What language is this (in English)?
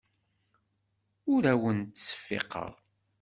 Kabyle